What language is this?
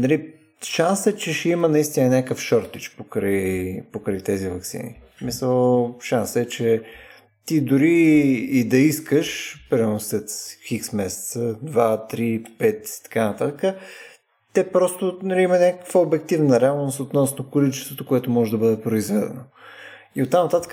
Bulgarian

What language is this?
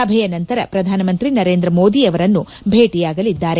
Kannada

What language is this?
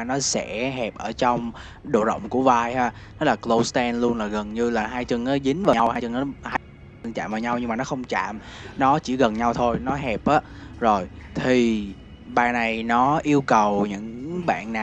Vietnamese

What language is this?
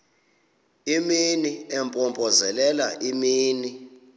Xhosa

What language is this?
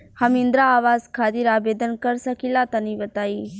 Bhojpuri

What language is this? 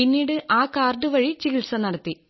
Malayalam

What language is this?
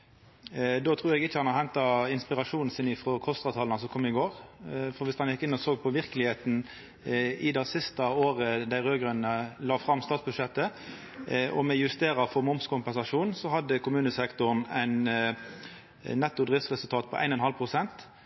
Norwegian Nynorsk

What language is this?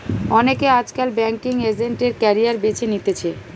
Bangla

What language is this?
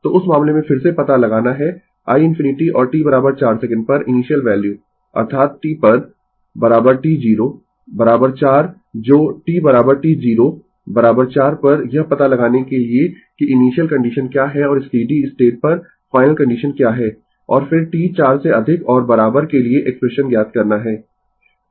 Hindi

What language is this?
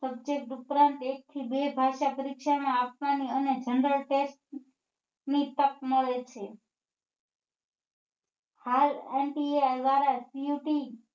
Gujarati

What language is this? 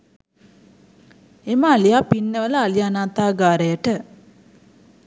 Sinhala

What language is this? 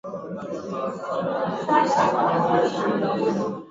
Swahili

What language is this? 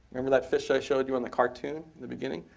English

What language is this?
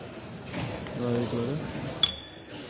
Norwegian Bokmål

